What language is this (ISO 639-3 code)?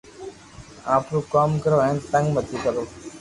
lrk